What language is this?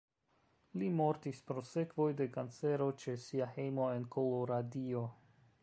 Esperanto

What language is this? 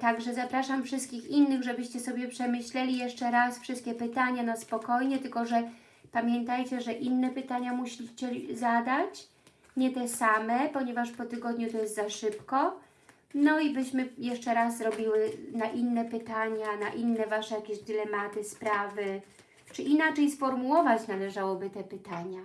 Polish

